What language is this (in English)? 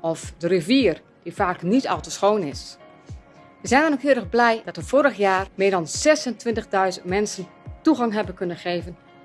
Dutch